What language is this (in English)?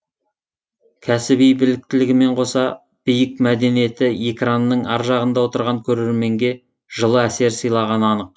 Kazakh